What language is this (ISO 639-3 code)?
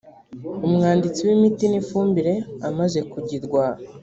kin